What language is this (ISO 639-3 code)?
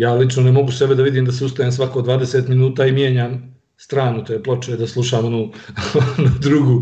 hrv